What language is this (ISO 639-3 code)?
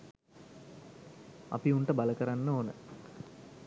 sin